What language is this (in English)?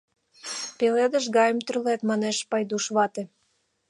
Mari